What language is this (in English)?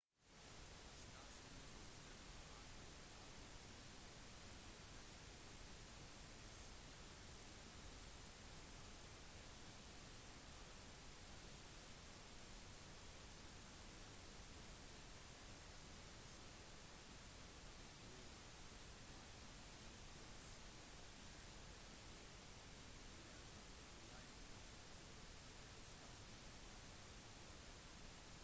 Norwegian Bokmål